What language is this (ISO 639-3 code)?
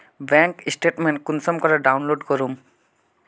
mag